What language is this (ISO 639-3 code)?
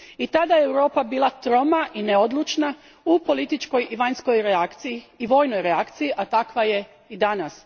hrv